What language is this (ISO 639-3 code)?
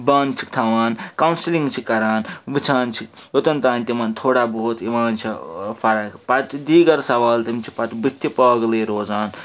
kas